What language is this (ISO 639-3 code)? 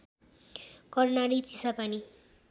nep